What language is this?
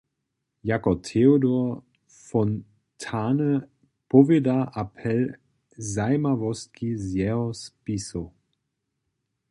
Upper Sorbian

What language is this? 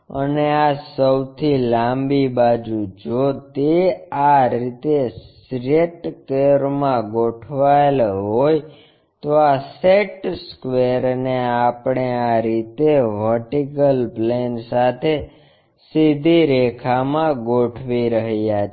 Gujarati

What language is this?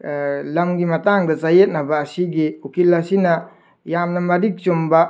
Manipuri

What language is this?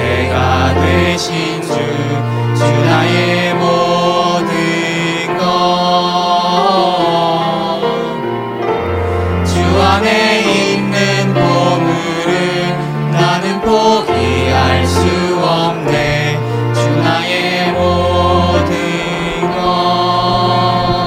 Korean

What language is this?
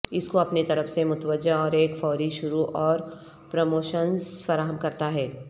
Urdu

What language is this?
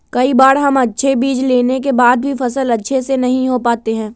Magahi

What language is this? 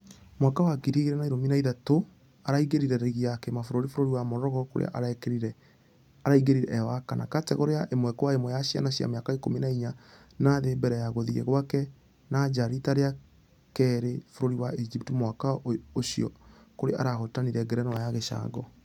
Kikuyu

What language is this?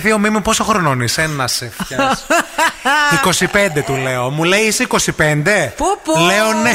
Greek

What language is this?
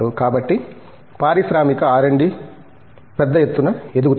Telugu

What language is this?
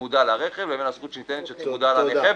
Hebrew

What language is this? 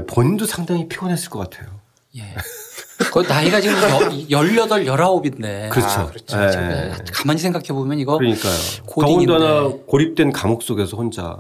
Korean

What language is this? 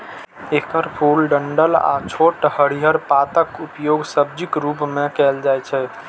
Maithili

